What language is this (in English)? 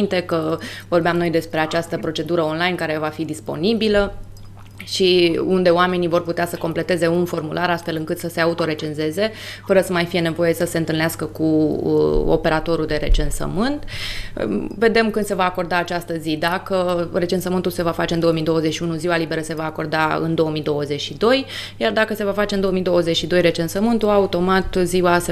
Romanian